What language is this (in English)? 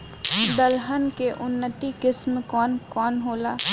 Bhojpuri